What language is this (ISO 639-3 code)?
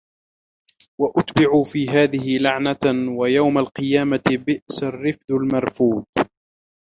ara